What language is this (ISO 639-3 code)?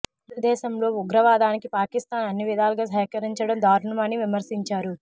tel